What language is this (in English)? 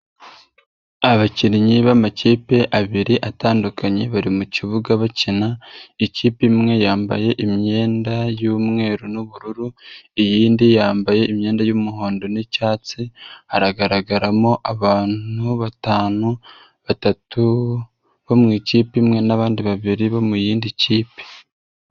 Kinyarwanda